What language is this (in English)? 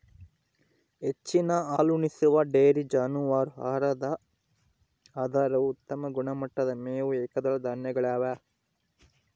Kannada